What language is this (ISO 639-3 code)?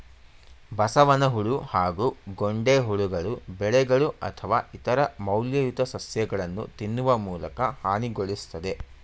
kan